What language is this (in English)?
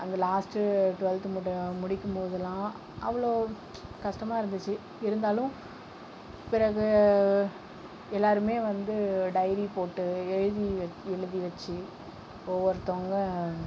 Tamil